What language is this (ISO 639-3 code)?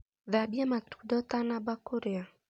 kik